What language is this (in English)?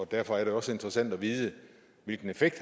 Danish